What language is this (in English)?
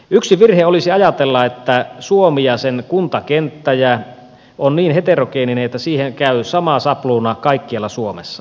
Finnish